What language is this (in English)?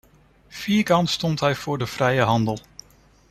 Dutch